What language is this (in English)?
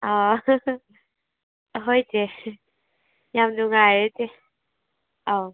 Manipuri